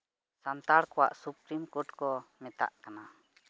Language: Santali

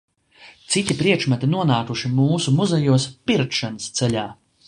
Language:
Latvian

